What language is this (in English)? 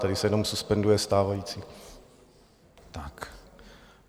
Czech